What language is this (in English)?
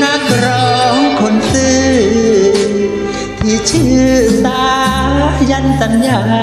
Thai